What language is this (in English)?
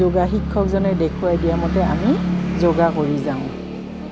Assamese